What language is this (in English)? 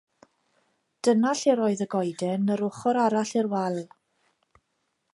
Welsh